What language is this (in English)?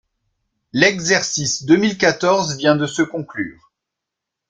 French